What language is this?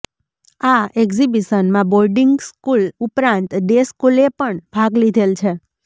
Gujarati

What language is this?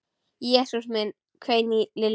Icelandic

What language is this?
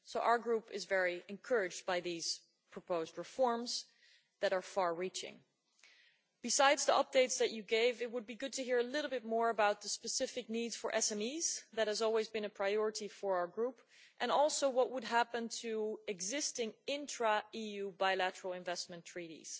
English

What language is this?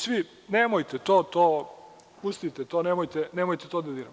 Serbian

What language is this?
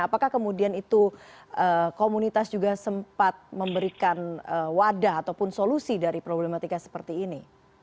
Indonesian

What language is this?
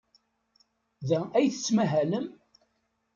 Kabyle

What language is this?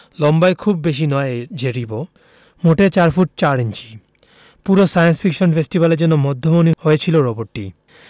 Bangla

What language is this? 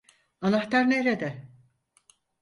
Turkish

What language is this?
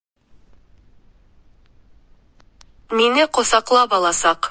Bashkir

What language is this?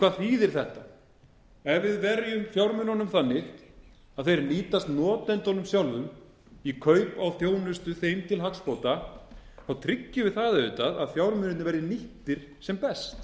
Icelandic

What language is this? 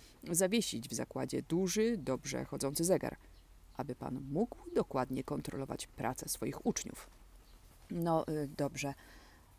Polish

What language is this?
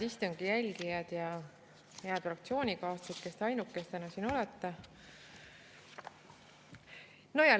Estonian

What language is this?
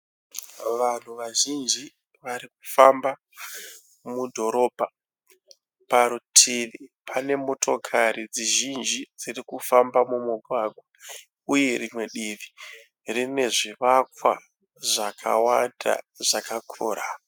Shona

